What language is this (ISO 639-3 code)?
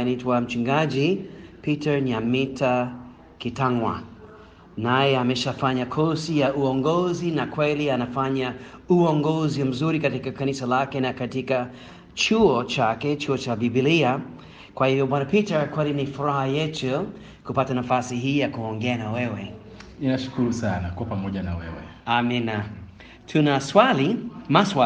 swa